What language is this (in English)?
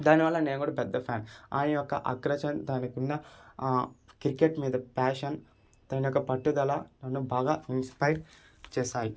Telugu